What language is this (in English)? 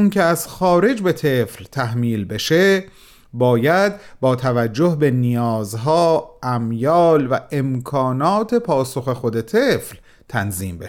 Persian